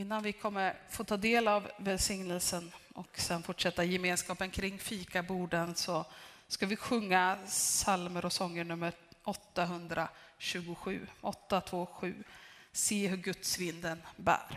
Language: Swedish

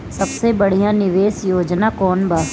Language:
Bhojpuri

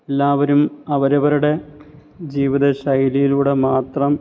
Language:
Malayalam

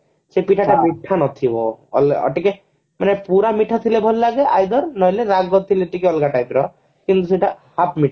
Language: Odia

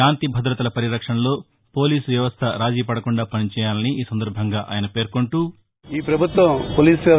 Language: Telugu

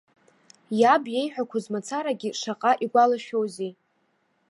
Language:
Abkhazian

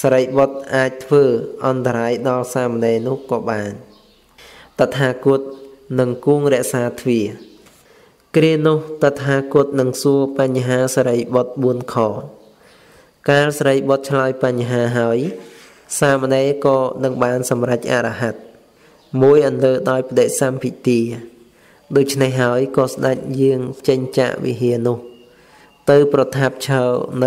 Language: Vietnamese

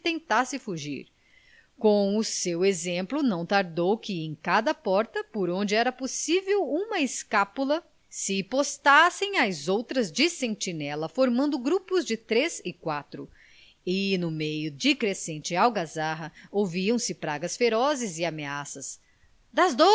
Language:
Portuguese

